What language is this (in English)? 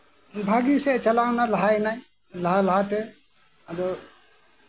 Santali